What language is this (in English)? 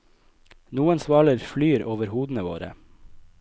Norwegian